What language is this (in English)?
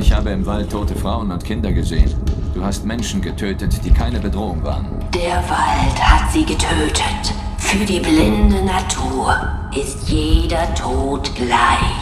German